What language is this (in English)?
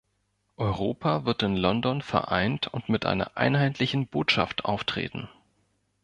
German